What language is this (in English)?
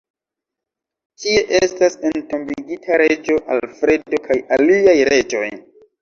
Esperanto